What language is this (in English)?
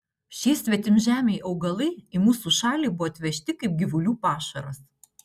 Lithuanian